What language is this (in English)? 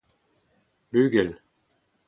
Breton